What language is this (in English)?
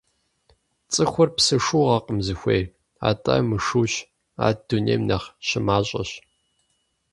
Kabardian